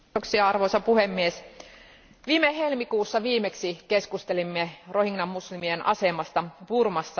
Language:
Finnish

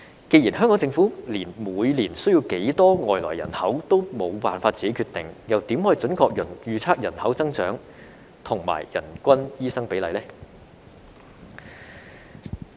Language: Cantonese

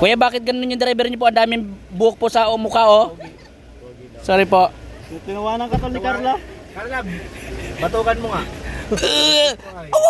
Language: Filipino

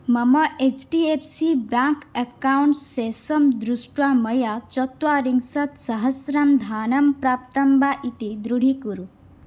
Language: Sanskrit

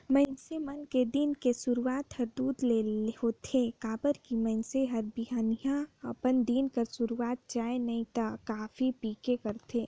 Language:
Chhattisgarhi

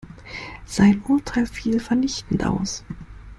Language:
German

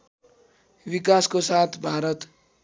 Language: Nepali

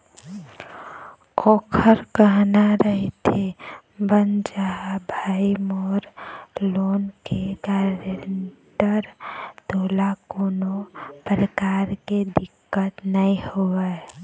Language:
Chhattisgarhi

